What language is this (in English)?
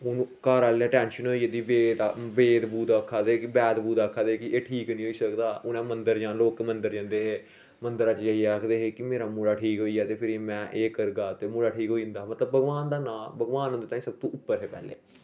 Dogri